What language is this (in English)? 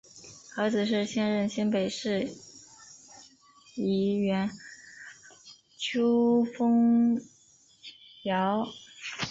Chinese